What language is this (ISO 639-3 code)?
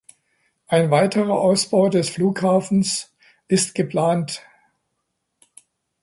deu